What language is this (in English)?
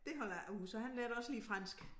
Danish